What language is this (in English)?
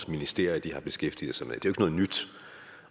Danish